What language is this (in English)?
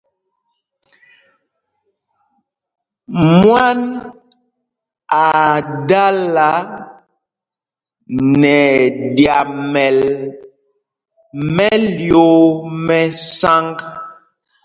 Mpumpong